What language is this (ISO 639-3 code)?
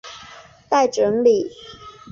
zho